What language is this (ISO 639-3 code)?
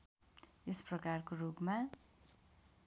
nep